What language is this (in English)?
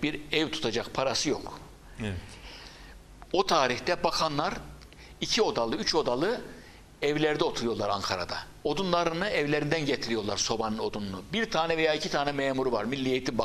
Turkish